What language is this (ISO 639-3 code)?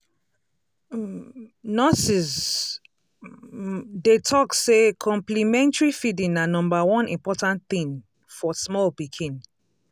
pcm